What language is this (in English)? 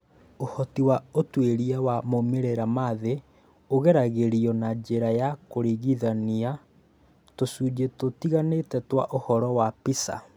Kikuyu